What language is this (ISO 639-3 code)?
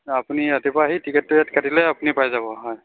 asm